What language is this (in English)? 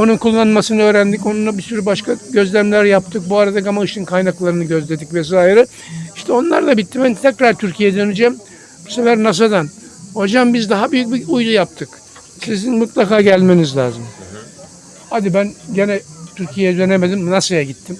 Turkish